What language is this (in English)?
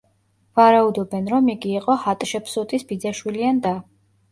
Georgian